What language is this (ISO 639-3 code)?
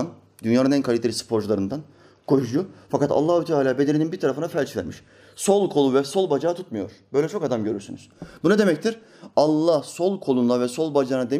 tur